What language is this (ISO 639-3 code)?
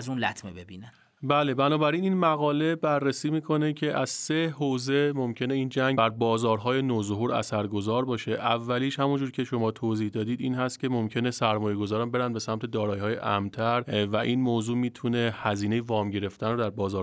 fas